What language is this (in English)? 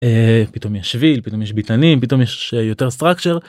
Hebrew